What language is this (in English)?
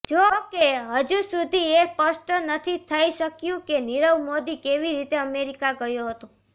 Gujarati